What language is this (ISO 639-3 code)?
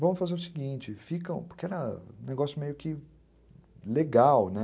por